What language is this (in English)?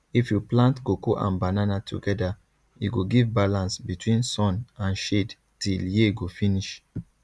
Nigerian Pidgin